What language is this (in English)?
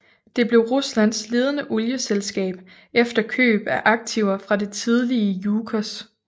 Danish